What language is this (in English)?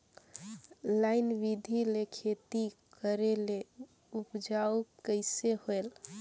Chhattisgarhi